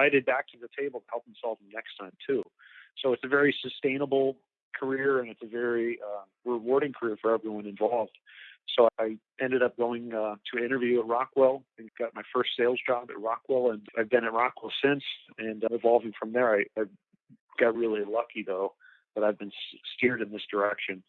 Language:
English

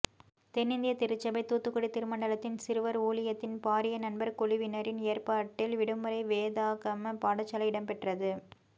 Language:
Tamil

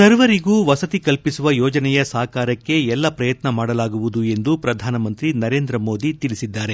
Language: Kannada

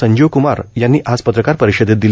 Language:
Marathi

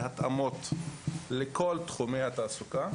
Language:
Hebrew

